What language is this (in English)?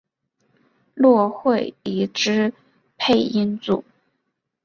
Chinese